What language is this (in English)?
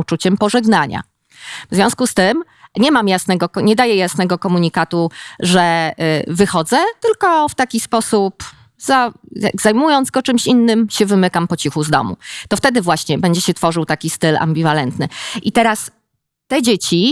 Polish